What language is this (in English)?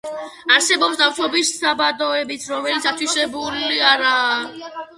Georgian